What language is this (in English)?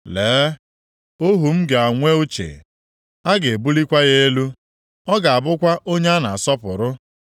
Igbo